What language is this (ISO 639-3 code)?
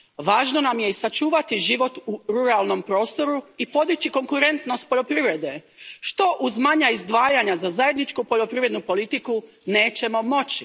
hrv